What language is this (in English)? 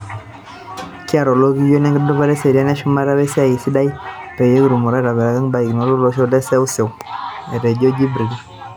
Masai